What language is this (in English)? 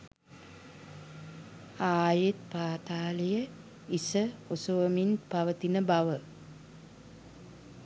Sinhala